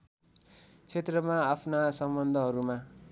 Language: Nepali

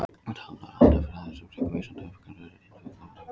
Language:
Icelandic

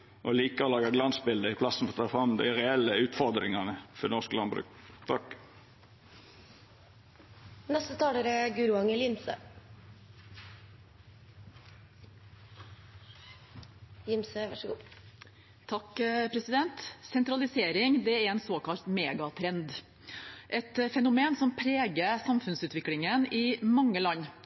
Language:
Norwegian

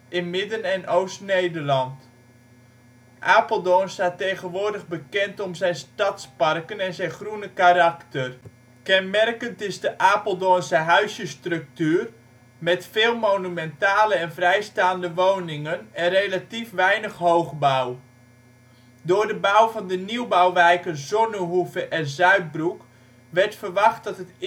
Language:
Dutch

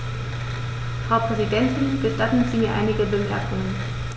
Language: German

